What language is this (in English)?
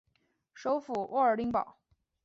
Chinese